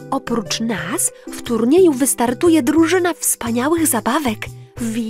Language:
Polish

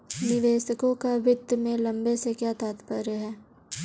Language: Hindi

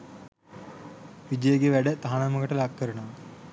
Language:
Sinhala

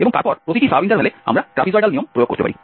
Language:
Bangla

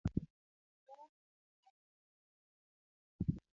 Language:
Luo (Kenya and Tanzania)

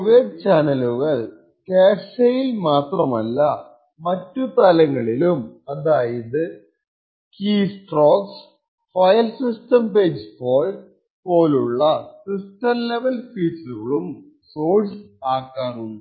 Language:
Malayalam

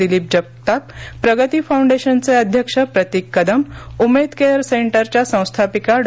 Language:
Marathi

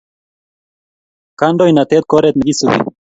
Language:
Kalenjin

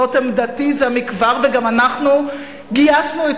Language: Hebrew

